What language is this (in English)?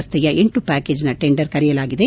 Kannada